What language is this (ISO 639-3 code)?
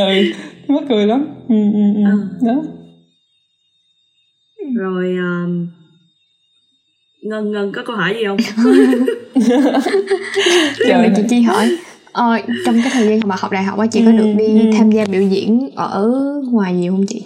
vie